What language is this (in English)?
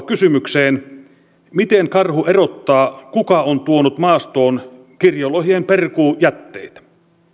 Finnish